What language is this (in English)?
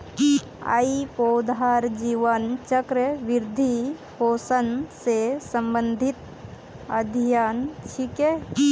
Magahi